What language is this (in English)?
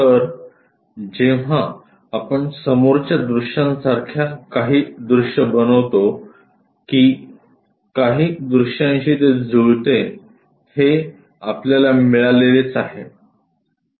Marathi